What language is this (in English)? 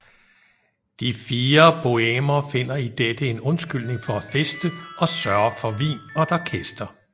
Danish